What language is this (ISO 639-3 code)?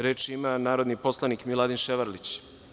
srp